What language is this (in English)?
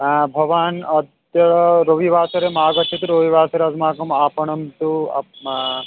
Sanskrit